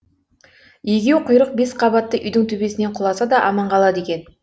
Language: Kazakh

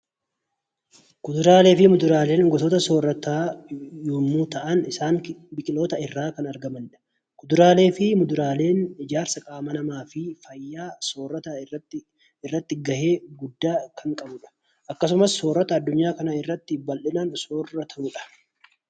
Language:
Oromo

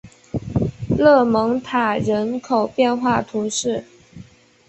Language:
Chinese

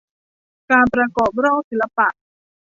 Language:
Thai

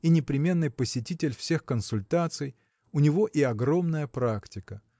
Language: Russian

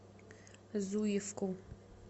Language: Russian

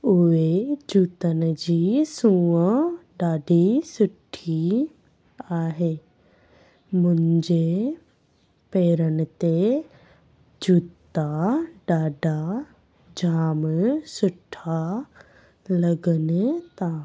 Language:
Sindhi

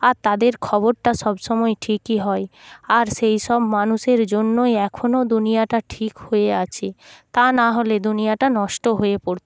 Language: Bangla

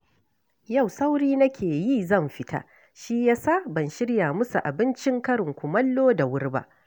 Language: Hausa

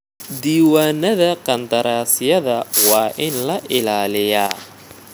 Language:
Somali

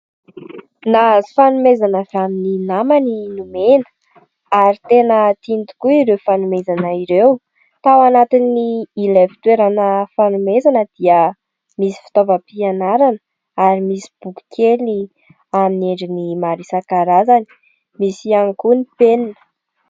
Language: Malagasy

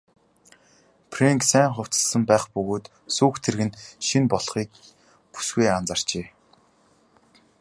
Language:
Mongolian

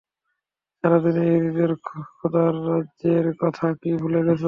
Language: Bangla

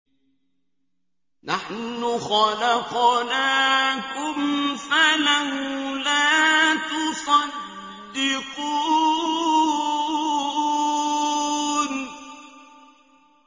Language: Arabic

